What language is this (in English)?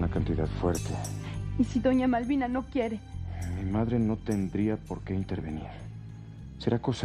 Spanish